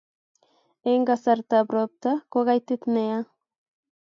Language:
Kalenjin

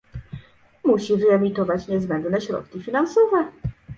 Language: Polish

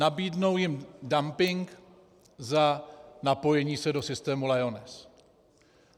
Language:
Czech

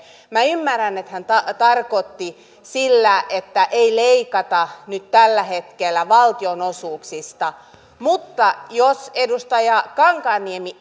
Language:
Finnish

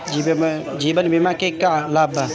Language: Bhojpuri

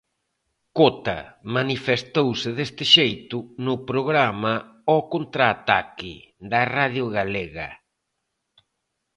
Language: Galician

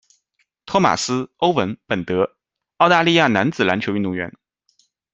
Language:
Chinese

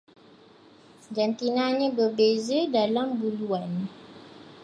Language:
Malay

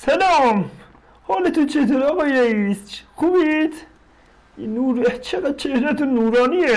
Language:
Persian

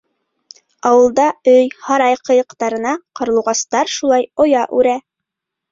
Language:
Bashkir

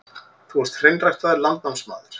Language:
Icelandic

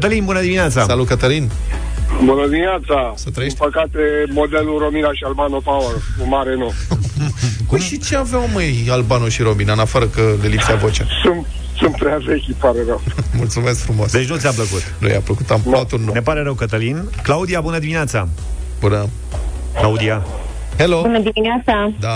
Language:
Romanian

